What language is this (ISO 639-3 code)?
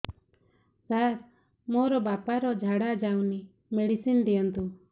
ori